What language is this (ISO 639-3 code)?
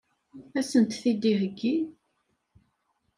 kab